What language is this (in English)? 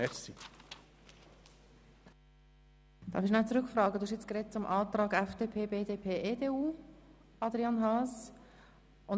Swiss German